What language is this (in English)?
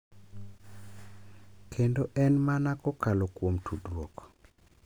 Luo (Kenya and Tanzania)